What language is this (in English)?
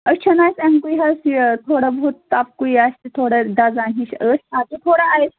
Kashmiri